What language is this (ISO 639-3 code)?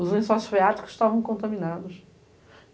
por